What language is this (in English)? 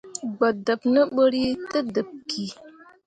Mundang